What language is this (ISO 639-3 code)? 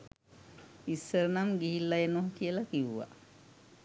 sin